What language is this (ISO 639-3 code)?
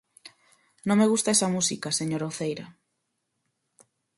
glg